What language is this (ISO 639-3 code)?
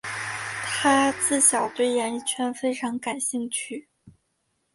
zho